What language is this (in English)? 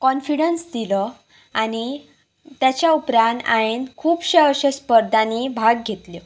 Konkani